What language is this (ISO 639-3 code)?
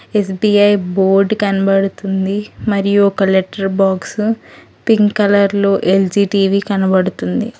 tel